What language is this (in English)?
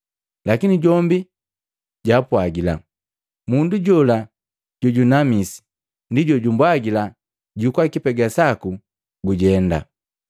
Matengo